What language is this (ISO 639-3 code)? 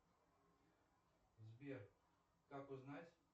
rus